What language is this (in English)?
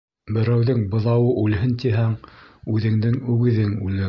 Bashkir